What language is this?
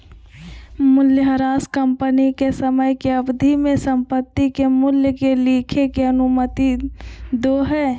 Magahi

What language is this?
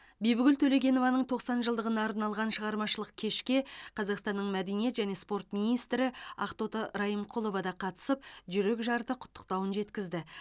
Kazakh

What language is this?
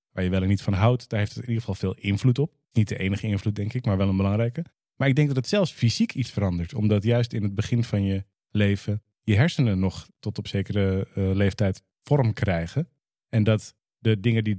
Dutch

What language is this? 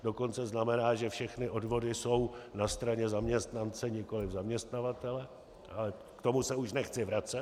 Czech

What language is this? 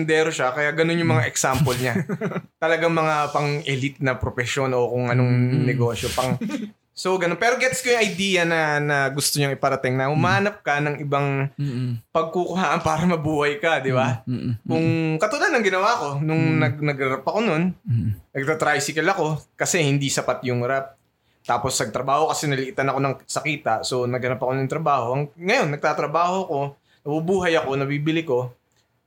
Filipino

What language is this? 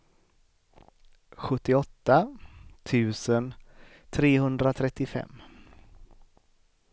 Swedish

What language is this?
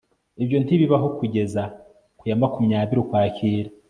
Kinyarwanda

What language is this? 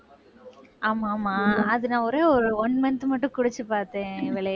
Tamil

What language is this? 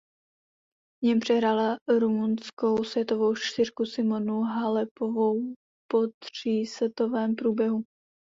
Czech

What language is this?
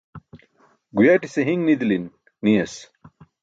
Burushaski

